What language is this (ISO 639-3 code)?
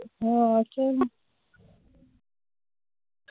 pan